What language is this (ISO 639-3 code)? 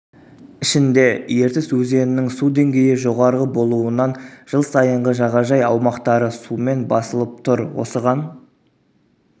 kaz